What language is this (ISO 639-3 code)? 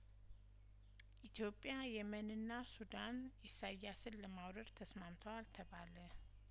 amh